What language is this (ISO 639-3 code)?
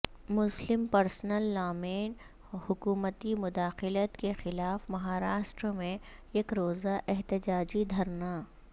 urd